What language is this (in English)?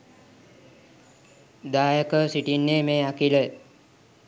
Sinhala